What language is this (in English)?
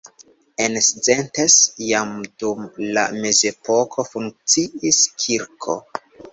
Esperanto